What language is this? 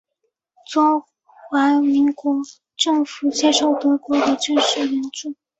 Chinese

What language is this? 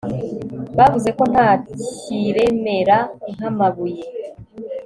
Kinyarwanda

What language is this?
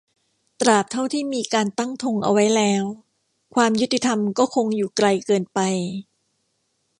Thai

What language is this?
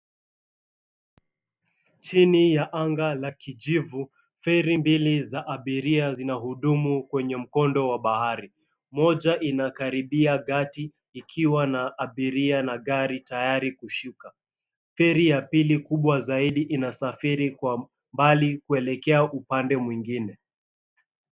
Swahili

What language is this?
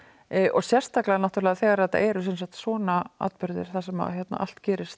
Icelandic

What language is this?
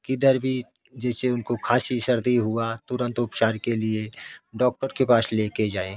Hindi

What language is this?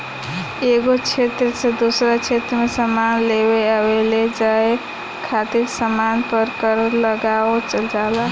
Bhojpuri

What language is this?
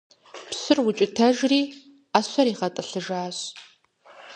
Kabardian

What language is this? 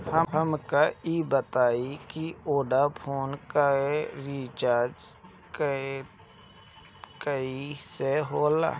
Bhojpuri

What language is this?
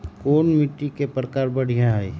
Magahi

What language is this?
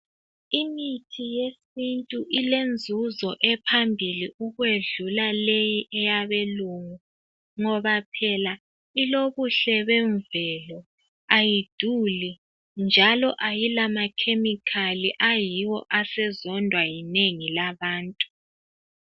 North Ndebele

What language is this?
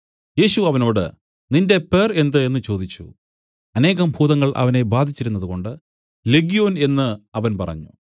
Malayalam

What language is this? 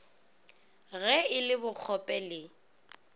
Northern Sotho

